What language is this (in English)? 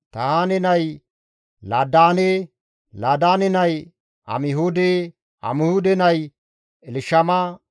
Gamo